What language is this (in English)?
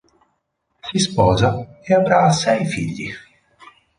Italian